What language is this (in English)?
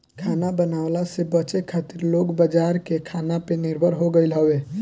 Bhojpuri